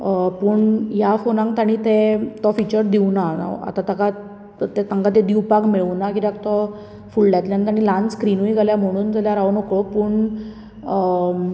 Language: Konkani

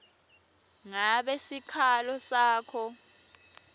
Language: Swati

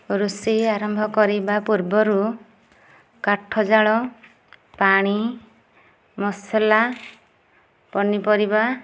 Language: Odia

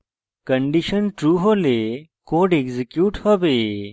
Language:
Bangla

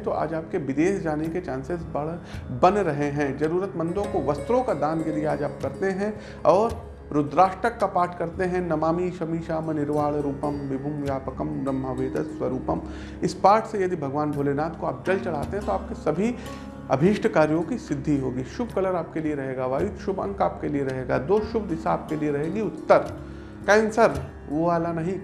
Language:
Hindi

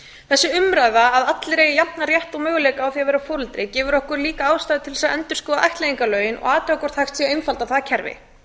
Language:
Icelandic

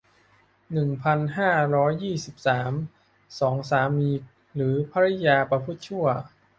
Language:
Thai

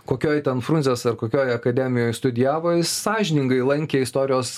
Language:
Lithuanian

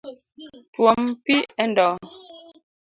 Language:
Luo (Kenya and Tanzania)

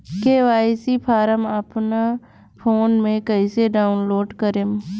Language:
Bhojpuri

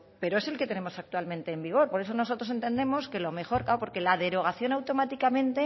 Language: Spanish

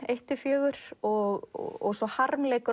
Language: Icelandic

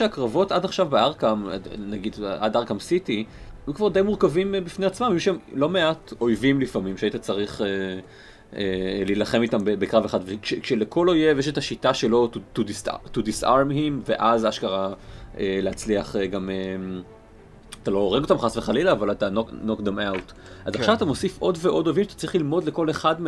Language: Hebrew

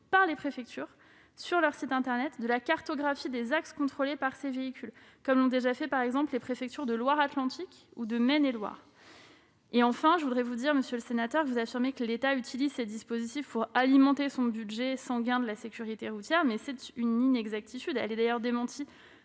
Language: French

